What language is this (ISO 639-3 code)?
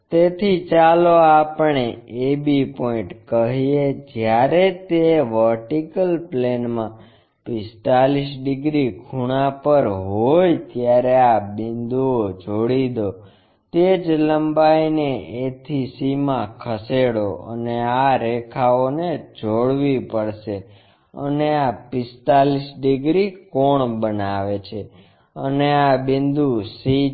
guj